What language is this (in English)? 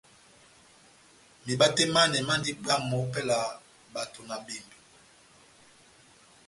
Batanga